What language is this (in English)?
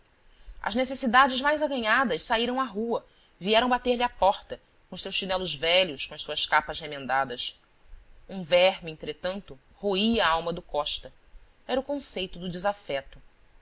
Portuguese